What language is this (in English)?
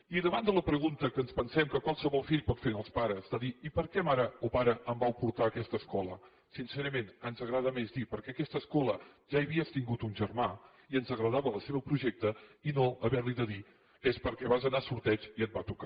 Catalan